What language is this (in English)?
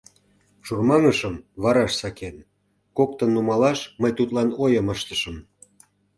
Mari